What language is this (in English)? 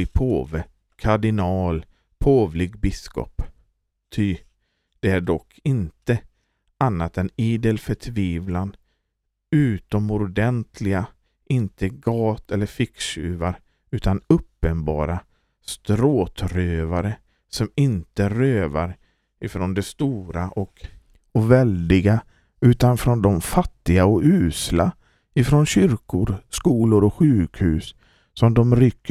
Swedish